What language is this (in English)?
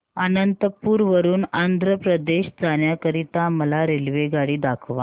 Marathi